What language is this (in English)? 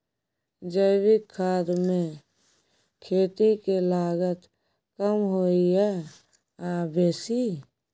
Maithili